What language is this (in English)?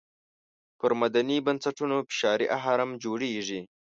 Pashto